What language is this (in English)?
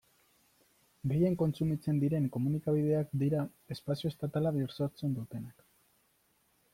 Basque